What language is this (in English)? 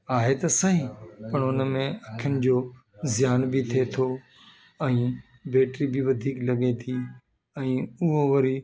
Sindhi